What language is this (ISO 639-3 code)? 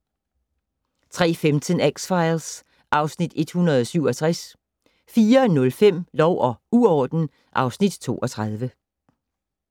dan